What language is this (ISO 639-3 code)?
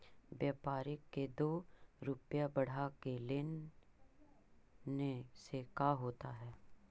mag